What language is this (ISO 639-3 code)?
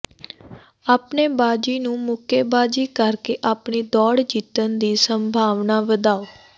pan